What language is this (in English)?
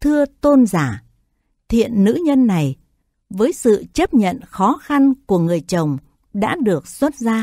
Vietnamese